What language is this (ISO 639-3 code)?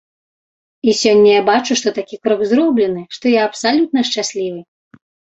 bel